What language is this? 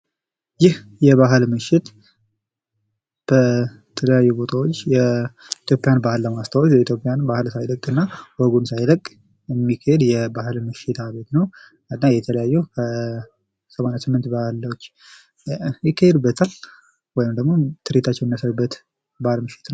Amharic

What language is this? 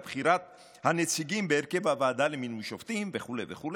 Hebrew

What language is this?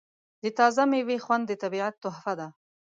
Pashto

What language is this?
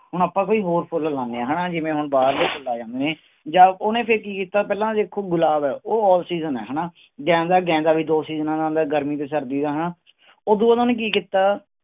Punjabi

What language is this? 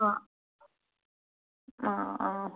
Malayalam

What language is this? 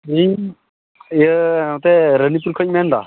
Santali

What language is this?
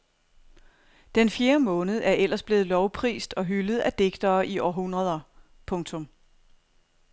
Danish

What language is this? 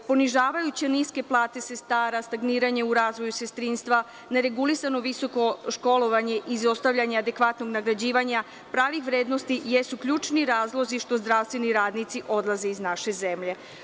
Serbian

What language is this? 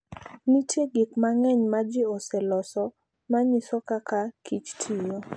Luo (Kenya and Tanzania)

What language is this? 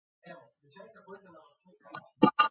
Georgian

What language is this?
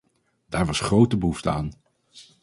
Dutch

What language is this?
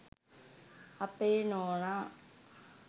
Sinhala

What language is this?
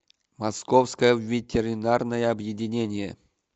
Russian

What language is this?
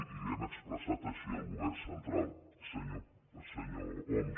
Catalan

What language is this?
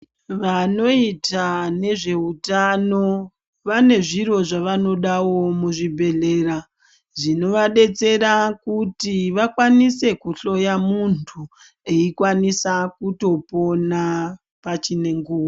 Ndau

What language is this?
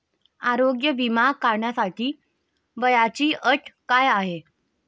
Marathi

